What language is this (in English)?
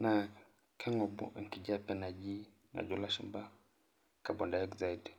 Masai